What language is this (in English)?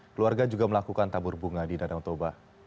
Indonesian